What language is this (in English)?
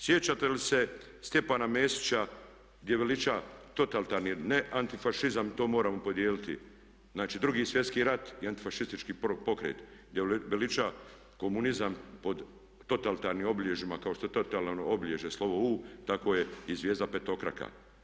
Croatian